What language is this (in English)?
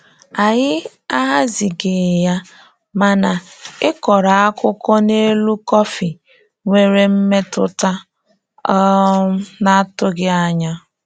Igbo